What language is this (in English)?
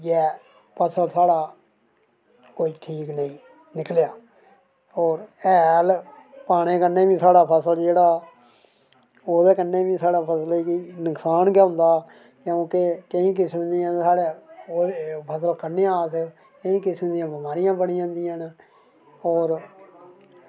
Dogri